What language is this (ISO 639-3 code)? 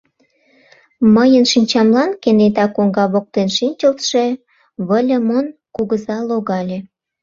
chm